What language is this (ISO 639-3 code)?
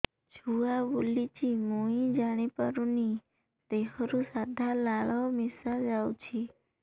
ori